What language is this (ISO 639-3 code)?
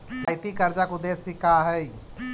mag